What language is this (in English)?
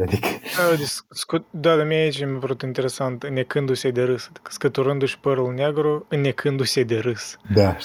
Romanian